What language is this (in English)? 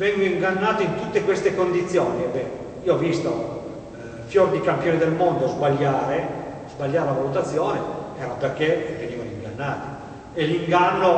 Italian